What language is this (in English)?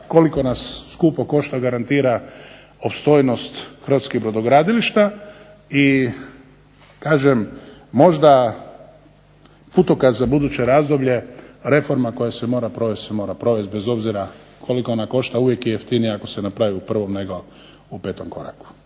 Croatian